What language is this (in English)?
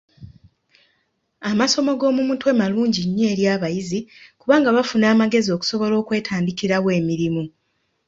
Ganda